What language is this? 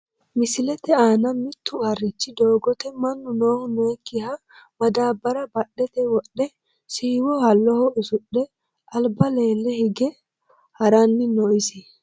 Sidamo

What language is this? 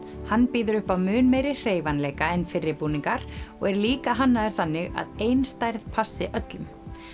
Icelandic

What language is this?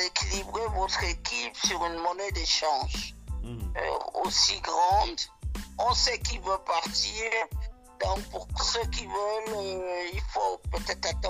French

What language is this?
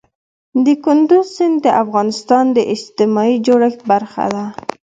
Pashto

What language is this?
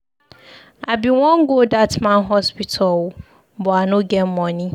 Nigerian Pidgin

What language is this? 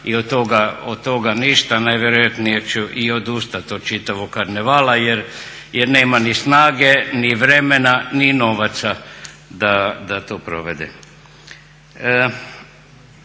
Croatian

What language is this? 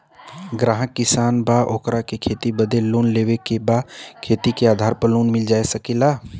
Bhojpuri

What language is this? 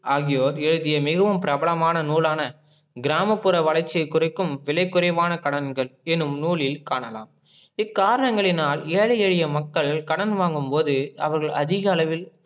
Tamil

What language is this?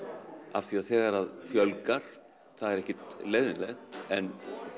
Icelandic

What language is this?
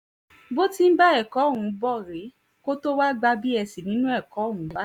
Yoruba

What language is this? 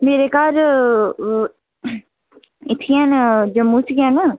Dogri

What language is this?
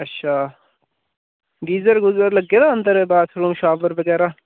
Dogri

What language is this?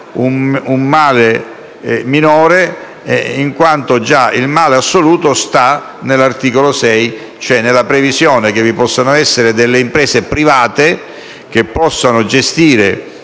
Italian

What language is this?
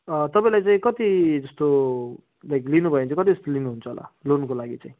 Nepali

